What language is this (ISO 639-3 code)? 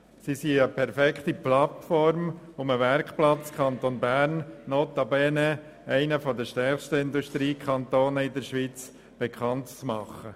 gsw